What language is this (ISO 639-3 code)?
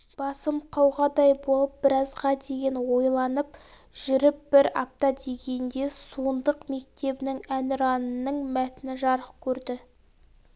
kaz